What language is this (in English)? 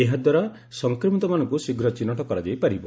Odia